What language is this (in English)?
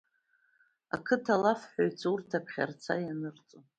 Abkhazian